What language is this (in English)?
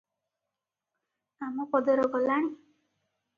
Odia